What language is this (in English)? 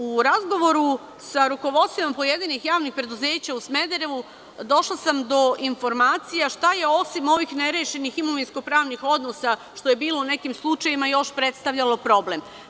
Serbian